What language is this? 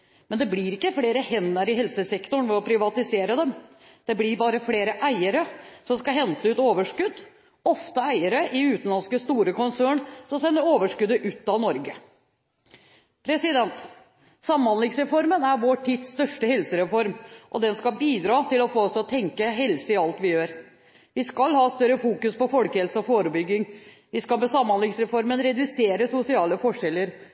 Norwegian Bokmål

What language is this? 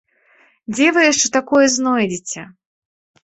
Belarusian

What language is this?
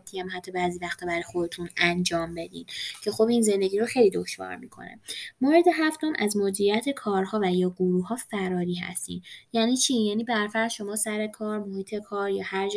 Persian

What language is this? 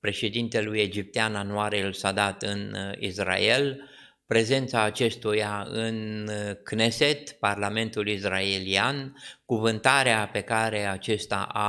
Romanian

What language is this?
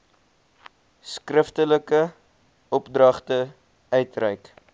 Afrikaans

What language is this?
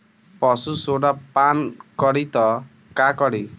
Bhojpuri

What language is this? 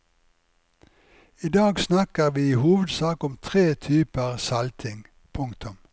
Norwegian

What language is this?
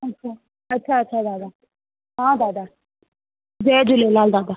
Sindhi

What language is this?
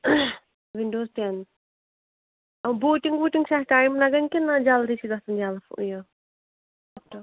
Kashmiri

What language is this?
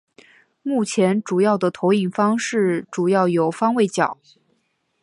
Chinese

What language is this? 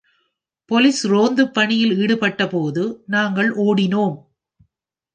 Tamil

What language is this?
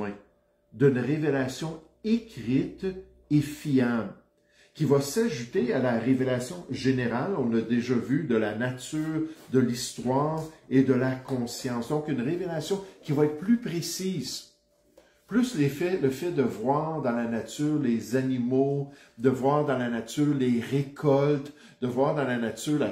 French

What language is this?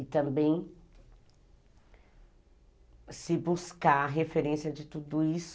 Portuguese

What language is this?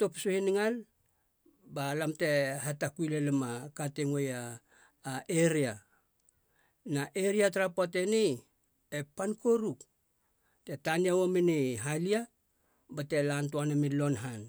Halia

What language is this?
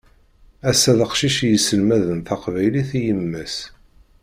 Kabyle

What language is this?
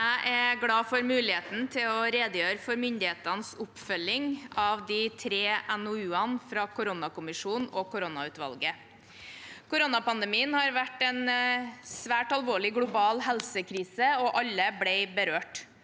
Norwegian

